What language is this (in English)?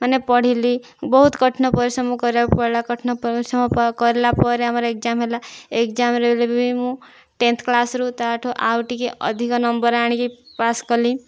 Odia